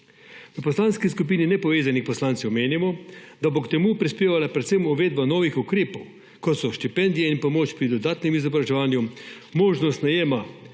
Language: Slovenian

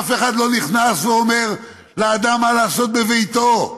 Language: Hebrew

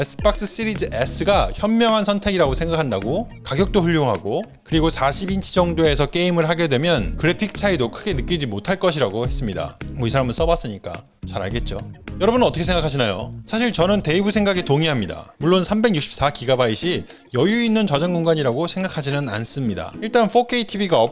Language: Korean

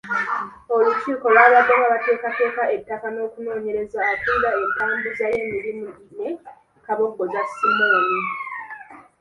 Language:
Ganda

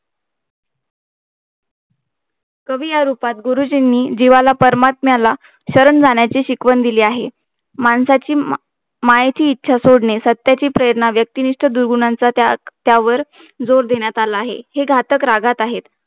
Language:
Marathi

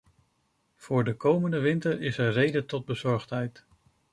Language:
Dutch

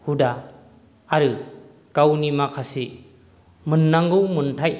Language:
Bodo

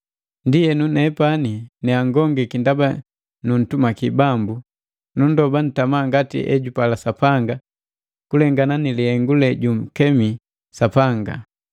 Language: Matengo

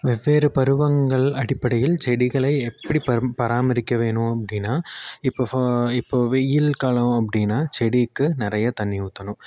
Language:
Tamil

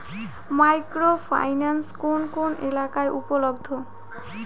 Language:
Bangla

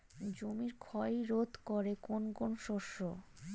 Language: Bangla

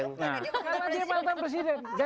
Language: Indonesian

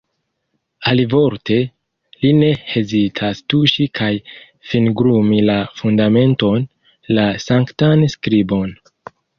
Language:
Esperanto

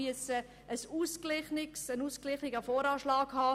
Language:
Swiss German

